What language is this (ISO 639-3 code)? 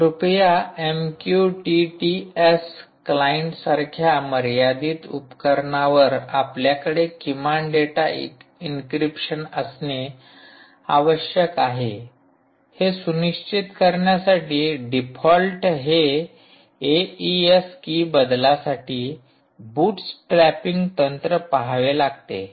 mar